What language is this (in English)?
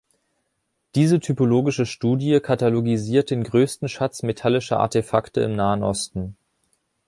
German